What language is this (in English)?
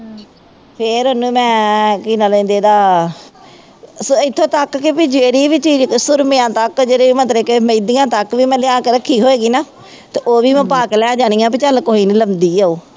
Punjabi